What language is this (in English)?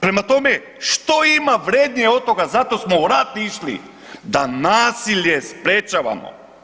Croatian